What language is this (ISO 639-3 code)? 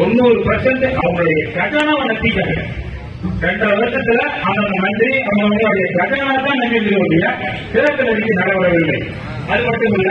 ara